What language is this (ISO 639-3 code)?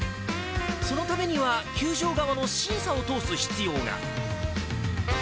jpn